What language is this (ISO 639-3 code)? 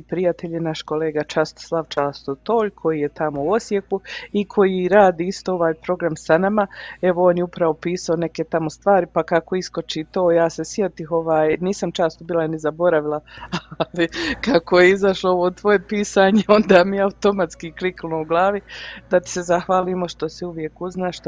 hrv